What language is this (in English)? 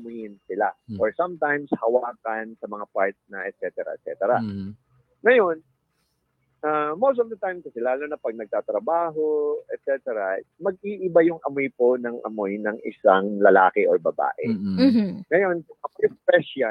Filipino